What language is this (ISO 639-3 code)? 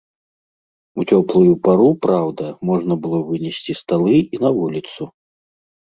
bel